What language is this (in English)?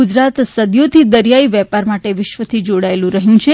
Gujarati